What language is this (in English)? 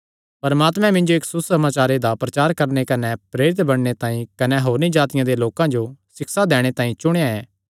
Kangri